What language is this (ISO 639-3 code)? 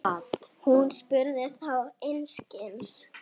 isl